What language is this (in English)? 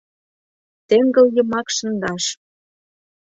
Mari